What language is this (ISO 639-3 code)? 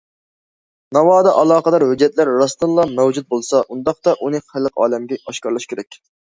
uig